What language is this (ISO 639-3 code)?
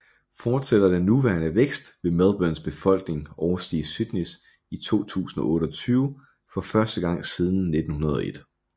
dan